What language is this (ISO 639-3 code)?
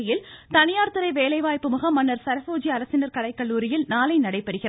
tam